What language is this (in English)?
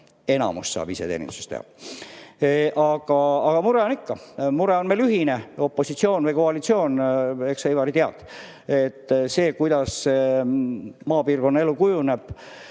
Estonian